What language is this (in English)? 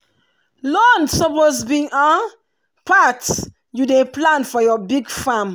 Nigerian Pidgin